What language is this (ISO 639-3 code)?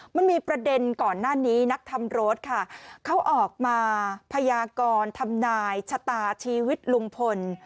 tha